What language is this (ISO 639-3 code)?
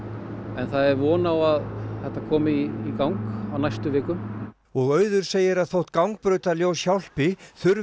isl